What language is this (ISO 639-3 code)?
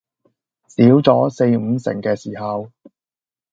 yue